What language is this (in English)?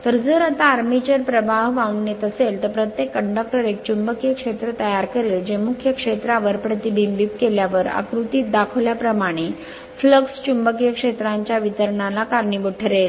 Marathi